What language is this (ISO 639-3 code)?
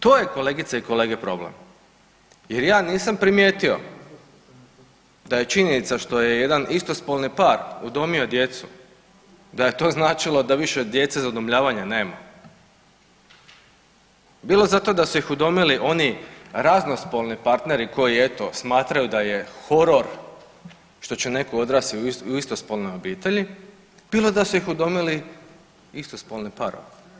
hrv